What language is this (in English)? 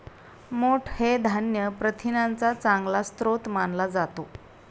Marathi